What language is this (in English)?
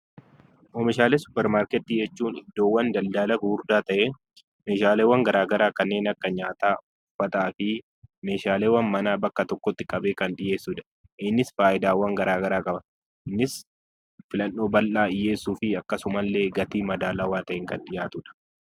Oromo